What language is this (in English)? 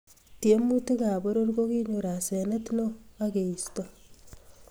Kalenjin